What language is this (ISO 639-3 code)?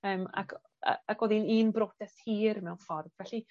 cym